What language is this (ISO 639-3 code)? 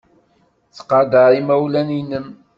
kab